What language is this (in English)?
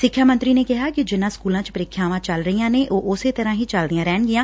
Punjabi